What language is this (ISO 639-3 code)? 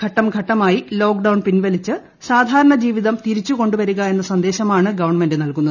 mal